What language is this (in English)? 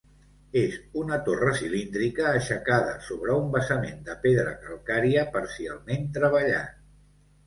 Catalan